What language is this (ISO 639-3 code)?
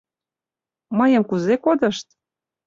chm